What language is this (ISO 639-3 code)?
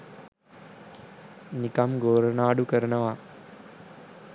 sin